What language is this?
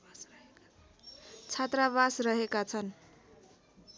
Nepali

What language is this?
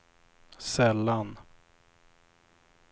Swedish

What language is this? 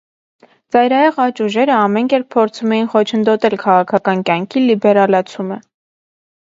Armenian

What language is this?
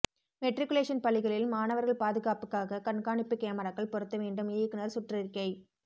Tamil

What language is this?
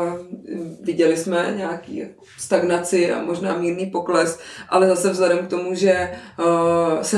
Czech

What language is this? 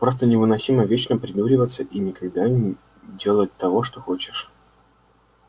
Russian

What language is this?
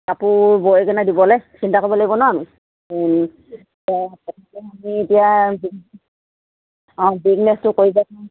Assamese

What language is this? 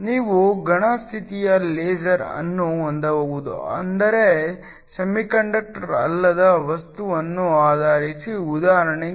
Kannada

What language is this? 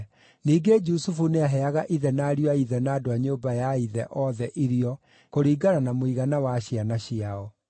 Kikuyu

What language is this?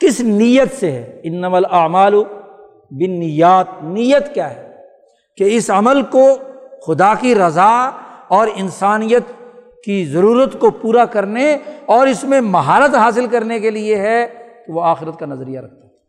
Urdu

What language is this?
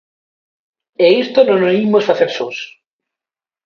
Galician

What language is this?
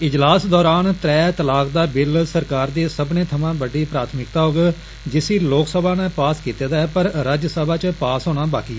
Dogri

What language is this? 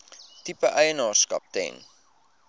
Afrikaans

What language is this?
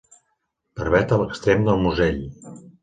Catalan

